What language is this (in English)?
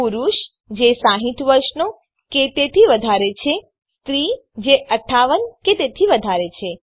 Gujarati